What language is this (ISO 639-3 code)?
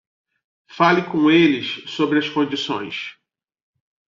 por